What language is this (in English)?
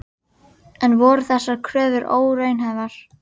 Icelandic